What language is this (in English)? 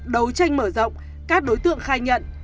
Vietnamese